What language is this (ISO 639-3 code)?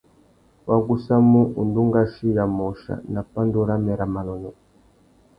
bag